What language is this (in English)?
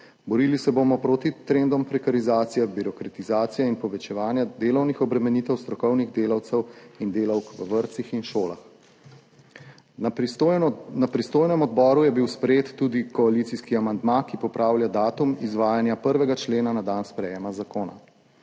Slovenian